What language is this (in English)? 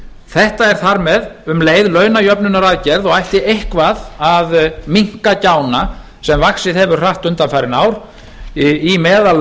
Icelandic